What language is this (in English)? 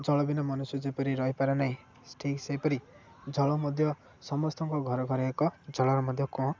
Odia